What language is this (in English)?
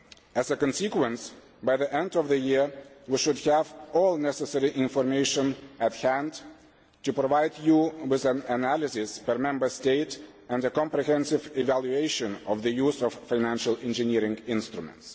English